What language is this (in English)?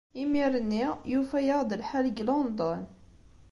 Kabyle